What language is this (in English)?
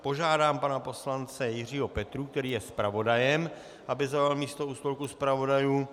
Czech